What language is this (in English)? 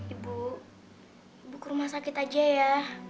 Indonesian